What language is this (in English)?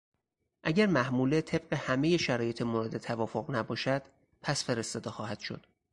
Persian